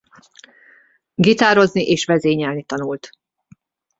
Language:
Hungarian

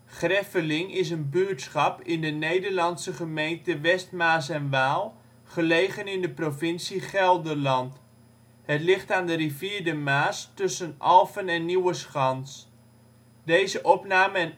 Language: Dutch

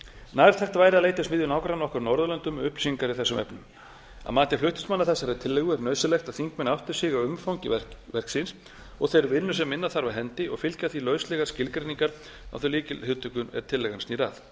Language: Icelandic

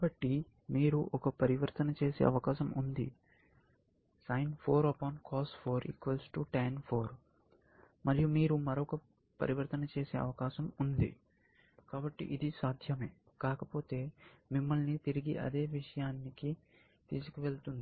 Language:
Telugu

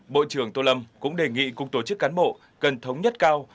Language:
Vietnamese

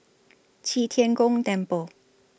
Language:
English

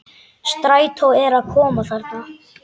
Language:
Icelandic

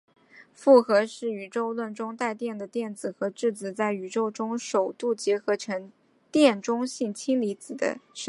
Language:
Chinese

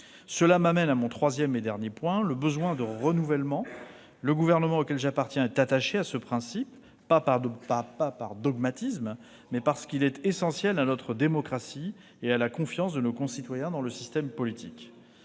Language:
French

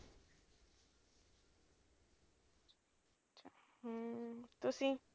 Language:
Punjabi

